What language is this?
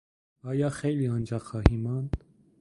Persian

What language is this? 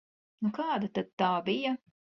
Latvian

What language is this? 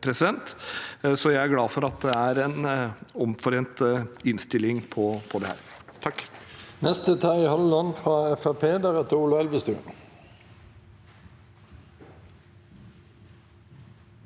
Norwegian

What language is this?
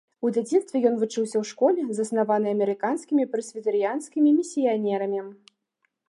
Belarusian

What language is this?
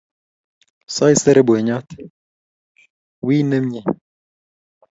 Kalenjin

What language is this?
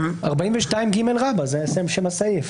Hebrew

